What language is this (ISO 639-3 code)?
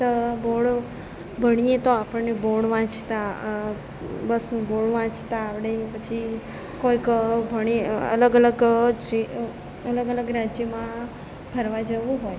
guj